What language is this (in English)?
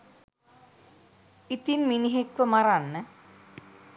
Sinhala